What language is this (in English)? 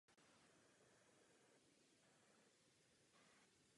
Czech